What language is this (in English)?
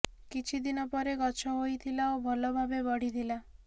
Odia